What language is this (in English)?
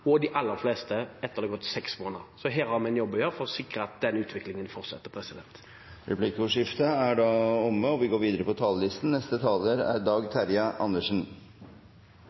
Norwegian